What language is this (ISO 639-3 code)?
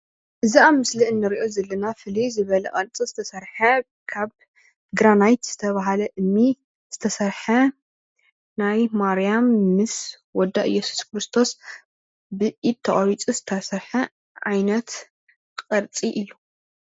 tir